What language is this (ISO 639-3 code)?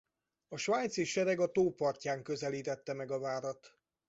hun